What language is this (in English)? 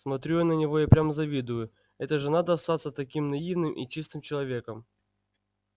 Russian